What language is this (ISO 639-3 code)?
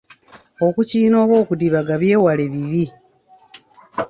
lug